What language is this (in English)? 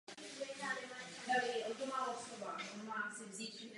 Czech